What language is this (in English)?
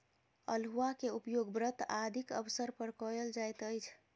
Maithili